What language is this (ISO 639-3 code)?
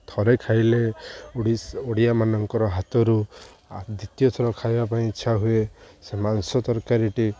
ori